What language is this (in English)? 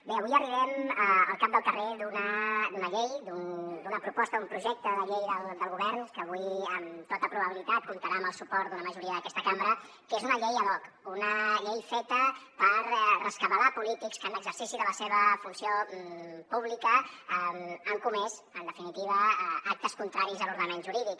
Catalan